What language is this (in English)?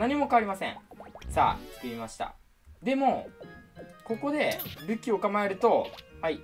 Japanese